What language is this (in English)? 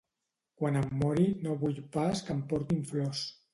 Catalan